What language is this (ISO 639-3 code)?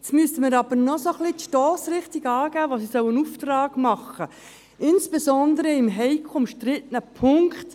gsw